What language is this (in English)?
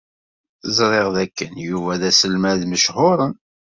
Kabyle